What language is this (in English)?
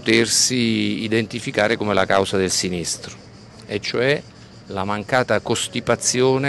Italian